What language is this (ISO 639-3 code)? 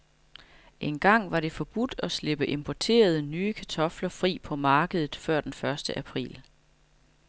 dan